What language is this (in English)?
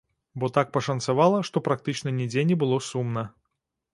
Belarusian